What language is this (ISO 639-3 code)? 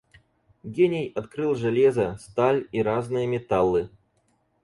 rus